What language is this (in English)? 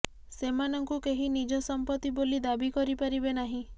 Odia